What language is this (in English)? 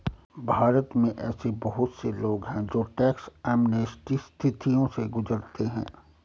Hindi